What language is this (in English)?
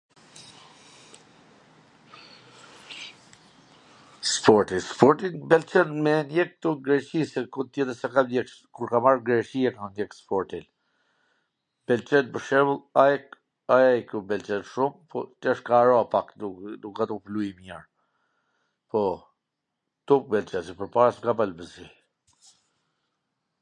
Gheg Albanian